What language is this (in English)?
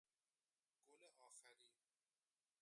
Persian